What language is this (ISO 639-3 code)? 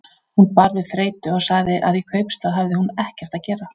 isl